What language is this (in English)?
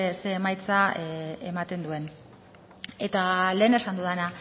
Basque